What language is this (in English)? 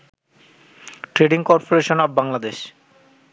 Bangla